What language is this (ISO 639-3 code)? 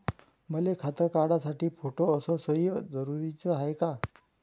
mar